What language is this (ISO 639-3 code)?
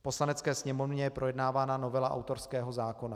ces